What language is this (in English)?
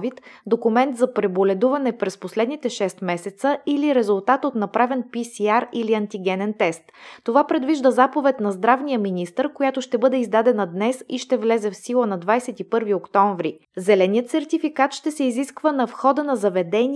Bulgarian